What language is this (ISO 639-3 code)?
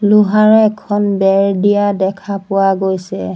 asm